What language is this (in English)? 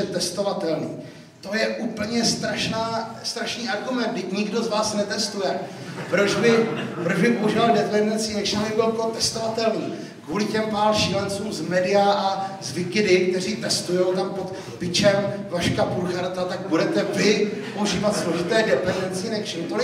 Czech